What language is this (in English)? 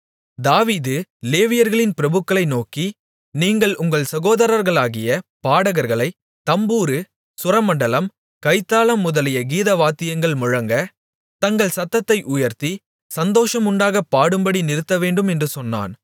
Tamil